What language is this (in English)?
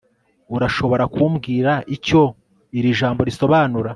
Kinyarwanda